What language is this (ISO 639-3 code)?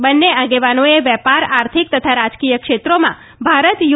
guj